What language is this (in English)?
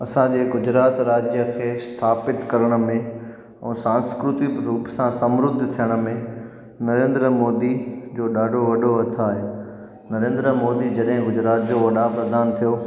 Sindhi